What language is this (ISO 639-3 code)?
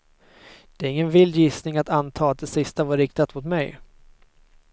swe